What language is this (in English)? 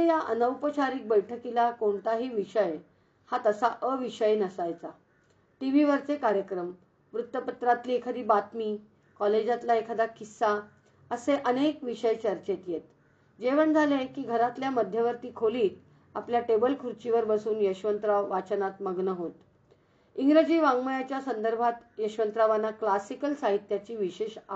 Hindi